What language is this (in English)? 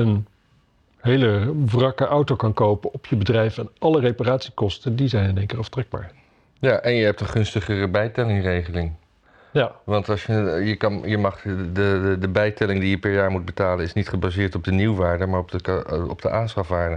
Dutch